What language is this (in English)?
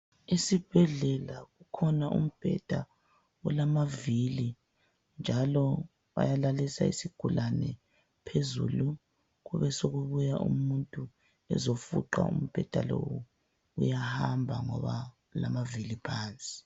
North Ndebele